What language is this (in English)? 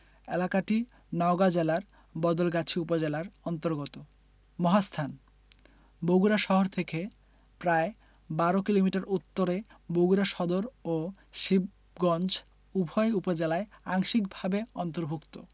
Bangla